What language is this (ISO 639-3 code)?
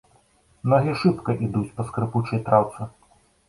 bel